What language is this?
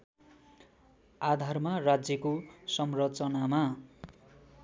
Nepali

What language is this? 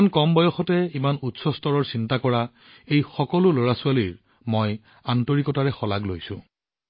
Assamese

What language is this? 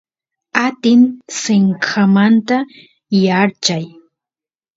Santiago del Estero Quichua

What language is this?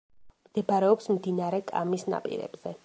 Georgian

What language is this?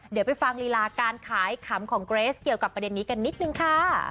Thai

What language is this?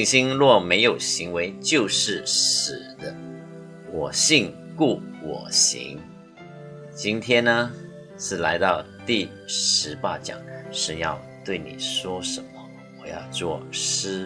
Chinese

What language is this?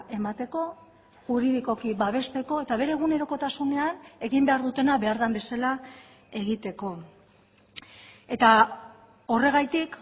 Basque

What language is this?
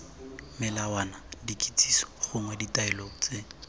Tswana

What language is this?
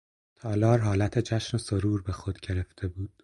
Persian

